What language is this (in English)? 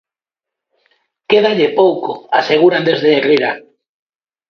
Galician